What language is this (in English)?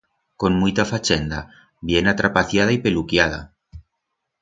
Aragonese